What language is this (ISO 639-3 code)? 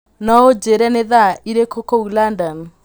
kik